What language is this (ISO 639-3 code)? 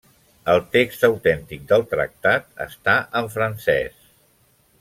cat